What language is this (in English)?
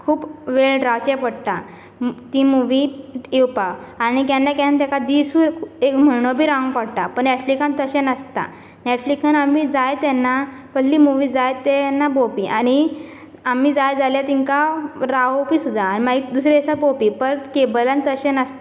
Konkani